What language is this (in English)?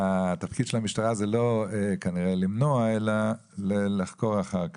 Hebrew